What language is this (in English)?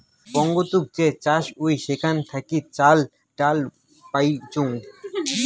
Bangla